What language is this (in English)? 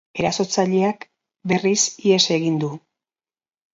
Basque